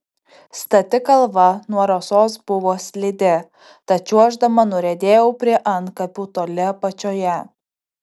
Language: Lithuanian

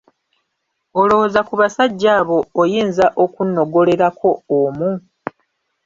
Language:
Ganda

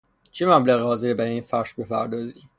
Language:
Persian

